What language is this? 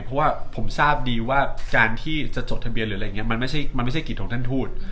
Thai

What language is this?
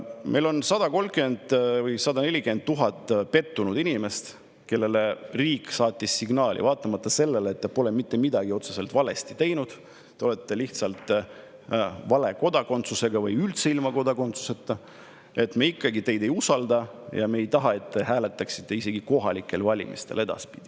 Estonian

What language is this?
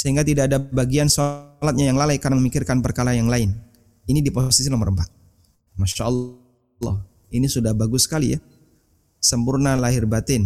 Indonesian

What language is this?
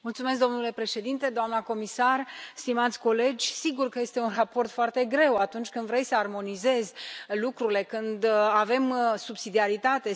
Romanian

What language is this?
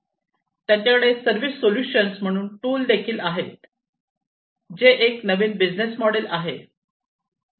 Marathi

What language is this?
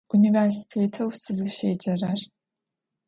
Adyghe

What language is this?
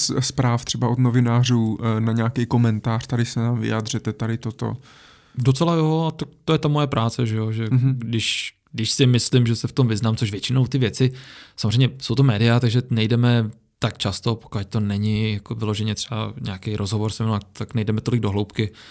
Czech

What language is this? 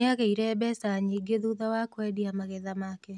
Kikuyu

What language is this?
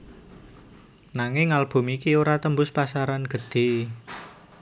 Javanese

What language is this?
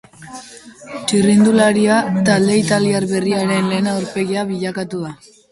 Basque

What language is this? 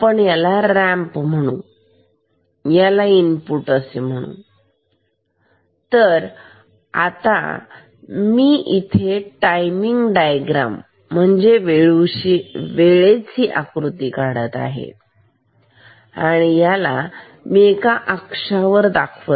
Marathi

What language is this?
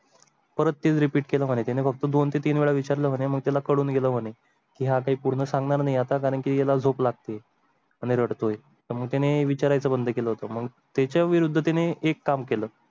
Marathi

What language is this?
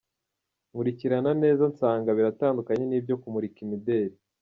Kinyarwanda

